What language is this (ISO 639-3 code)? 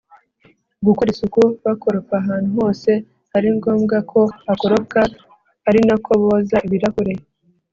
kin